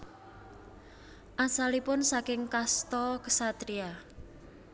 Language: Javanese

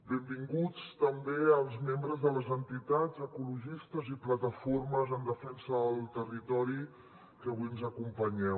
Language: Catalan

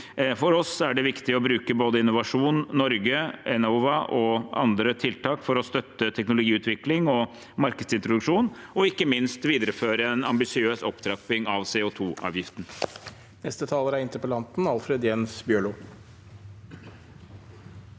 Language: Norwegian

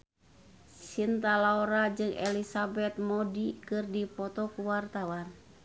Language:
Sundanese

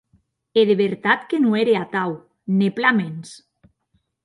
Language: Occitan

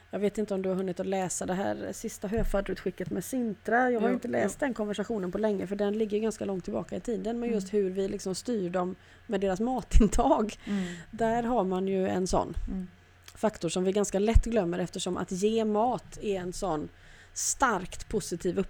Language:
Swedish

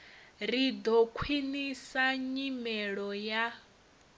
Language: Venda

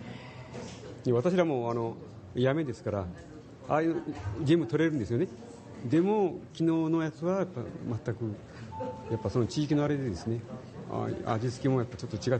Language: Japanese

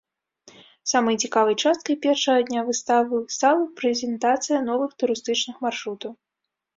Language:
Belarusian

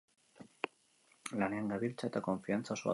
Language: Basque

